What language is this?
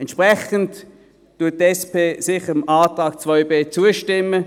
Swiss German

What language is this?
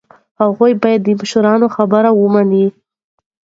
Pashto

